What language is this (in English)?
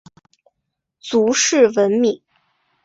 Chinese